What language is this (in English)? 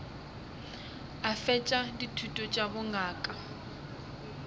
Northern Sotho